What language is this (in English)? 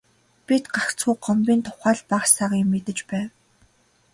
Mongolian